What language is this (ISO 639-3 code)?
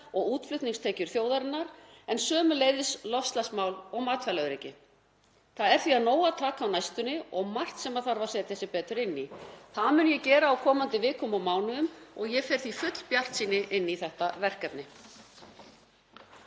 isl